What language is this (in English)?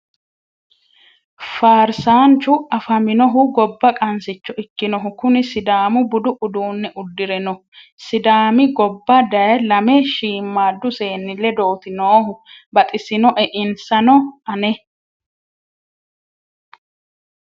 Sidamo